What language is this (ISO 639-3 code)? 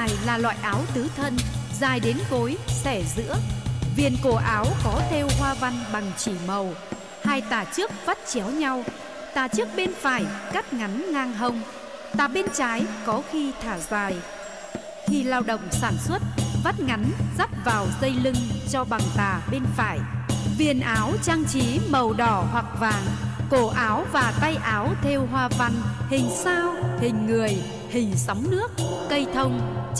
vie